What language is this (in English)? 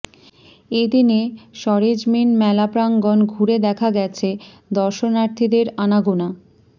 Bangla